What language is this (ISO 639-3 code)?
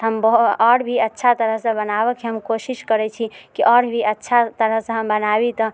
mai